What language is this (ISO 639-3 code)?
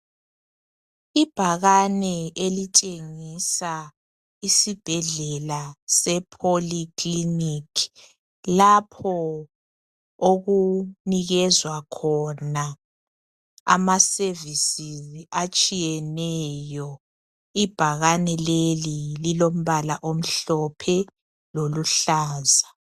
nde